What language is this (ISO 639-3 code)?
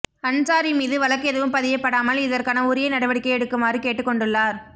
tam